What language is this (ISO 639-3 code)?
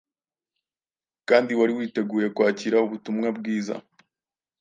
kin